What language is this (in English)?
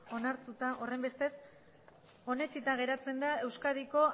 Basque